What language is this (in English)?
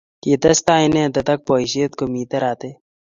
Kalenjin